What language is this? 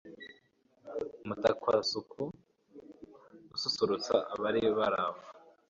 Kinyarwanda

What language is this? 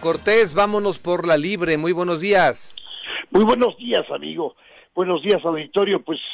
Spanish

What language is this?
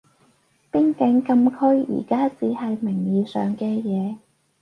Cantonese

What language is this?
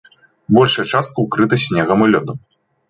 Belarusian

